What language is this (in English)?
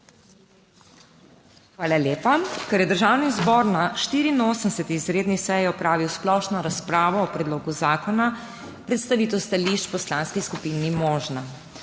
Slovenian